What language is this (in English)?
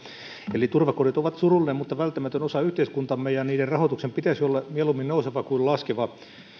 Finnish